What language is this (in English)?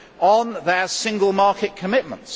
English